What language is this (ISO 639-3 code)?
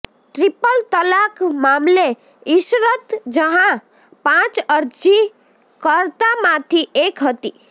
guj